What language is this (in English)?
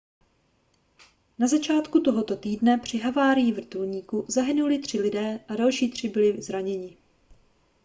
Czech